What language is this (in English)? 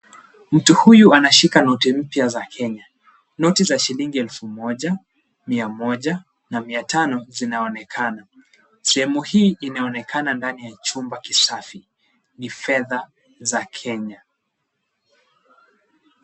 Swahili